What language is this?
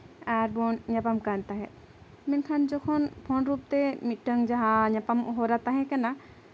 Santali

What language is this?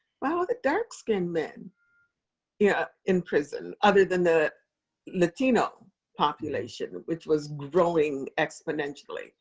English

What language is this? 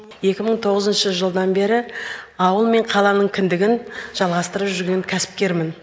Kazakh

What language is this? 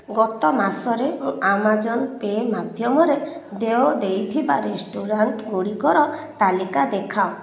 Odia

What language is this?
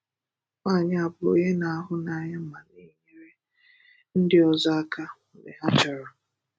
Igbo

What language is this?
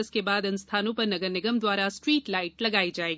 Hindi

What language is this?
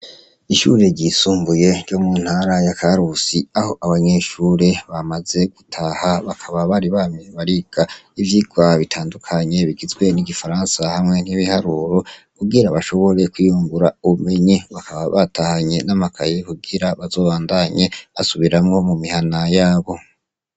Rundi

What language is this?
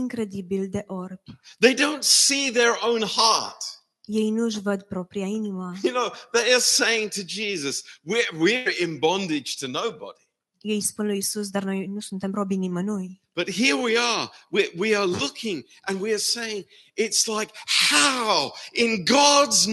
Romanian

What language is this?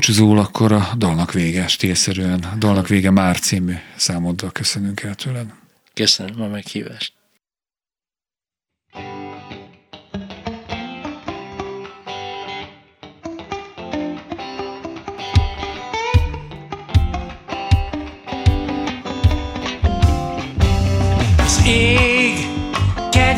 Hungarian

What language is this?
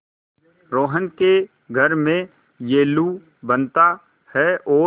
Hindi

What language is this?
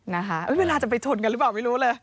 Thai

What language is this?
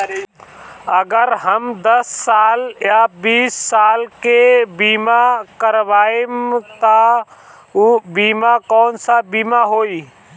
Bhojpuri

